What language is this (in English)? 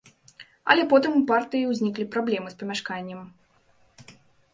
Belarusian